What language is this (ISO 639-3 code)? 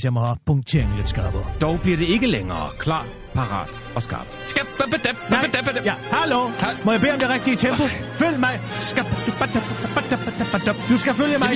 dan